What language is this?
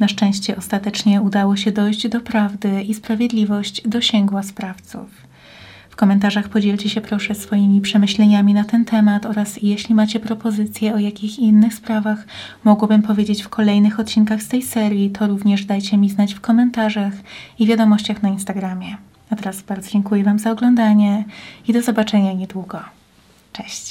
Polish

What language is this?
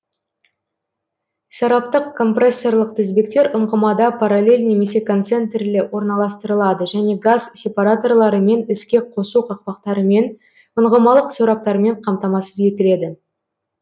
Kazakh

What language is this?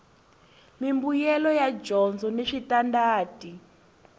Tsonga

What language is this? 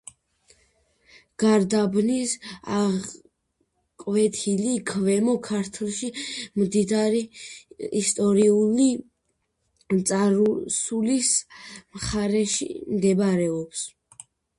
Georgian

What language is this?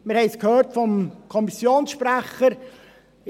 Swiss German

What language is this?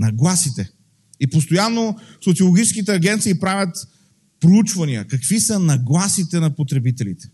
Bulgarian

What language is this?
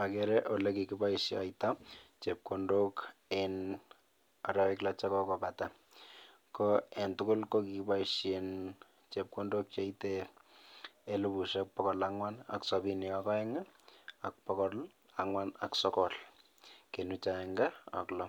Kalenjin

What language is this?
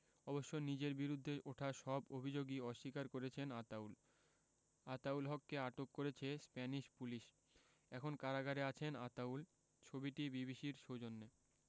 Bangla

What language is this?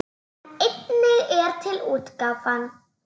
Icelandic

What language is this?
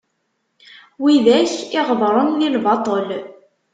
Kabyle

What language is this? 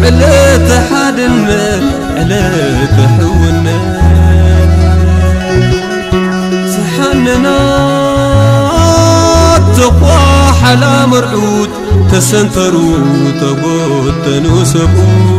Arabic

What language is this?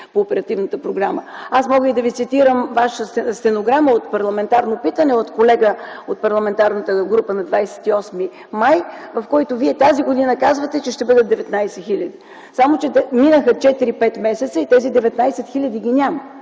Bulgarian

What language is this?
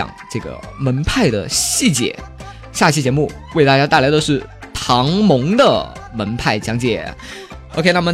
Chinese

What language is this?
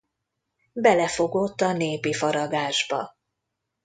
Hungarian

